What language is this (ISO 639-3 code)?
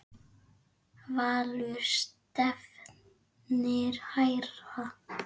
isl